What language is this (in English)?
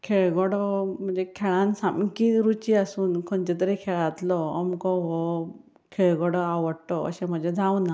Konkani